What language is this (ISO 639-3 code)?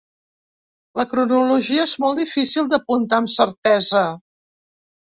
cat